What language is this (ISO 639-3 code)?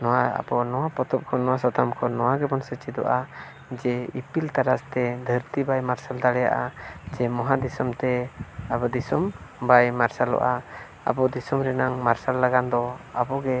sat